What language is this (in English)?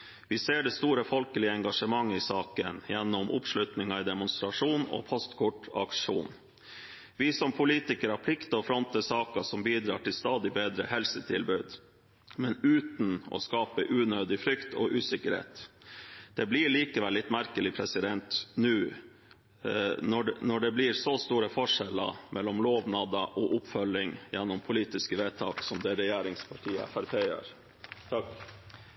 Norwegian